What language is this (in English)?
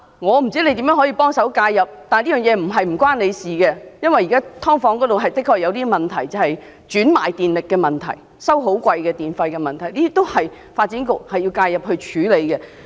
Cantonese